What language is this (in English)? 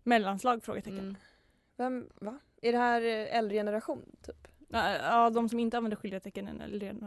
Swedish